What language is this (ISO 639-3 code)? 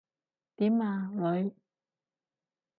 yue